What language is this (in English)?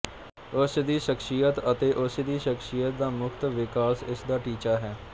Punjabi